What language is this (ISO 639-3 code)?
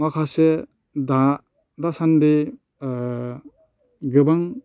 brx